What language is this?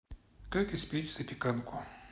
Russian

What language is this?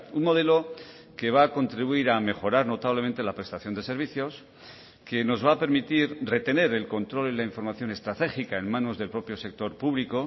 Spanish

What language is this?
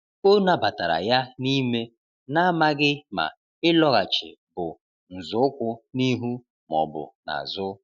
Igbo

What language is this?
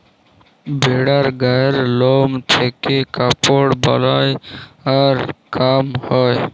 Bangla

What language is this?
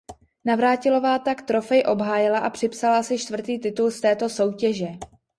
Czech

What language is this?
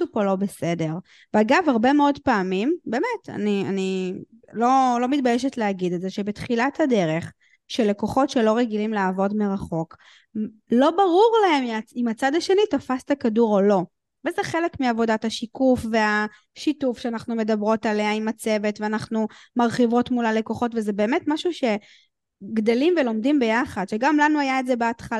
Hebrew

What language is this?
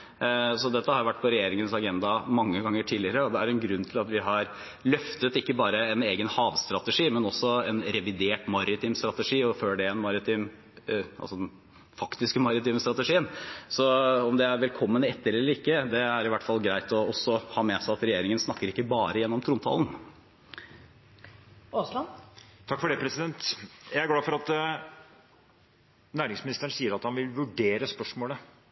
Norwegian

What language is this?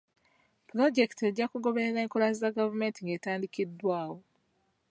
Ganda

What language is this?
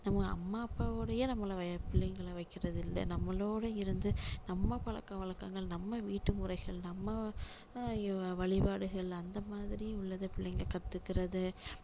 Tamil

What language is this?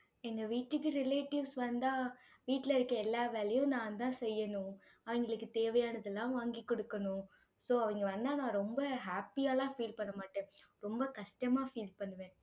Tamil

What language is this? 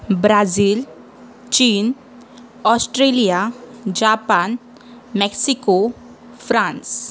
Marathi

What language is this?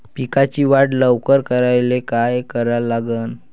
Marathi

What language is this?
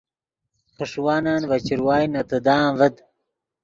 Yidgha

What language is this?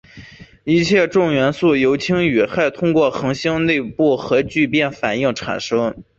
Chinese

